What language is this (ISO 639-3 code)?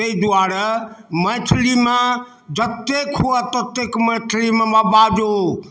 mai